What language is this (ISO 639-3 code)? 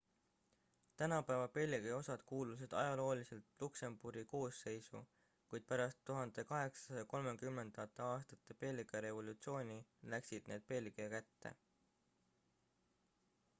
est